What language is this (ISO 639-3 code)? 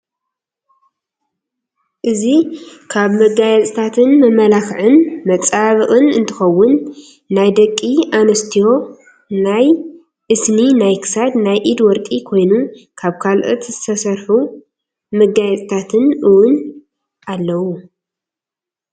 tir